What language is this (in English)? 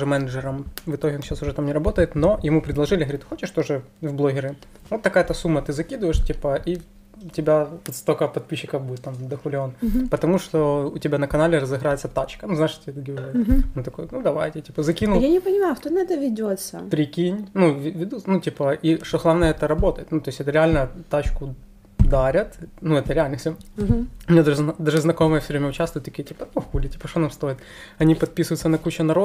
Russian